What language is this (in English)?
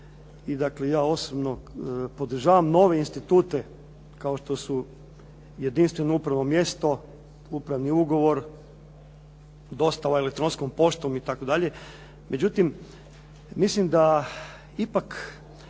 Croatian